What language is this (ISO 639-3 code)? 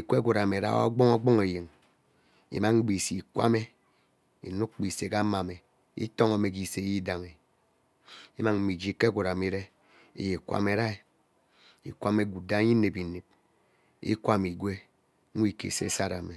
byc